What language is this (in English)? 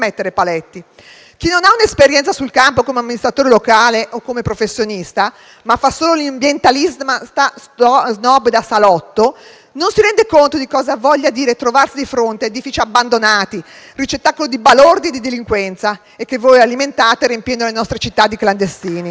Italian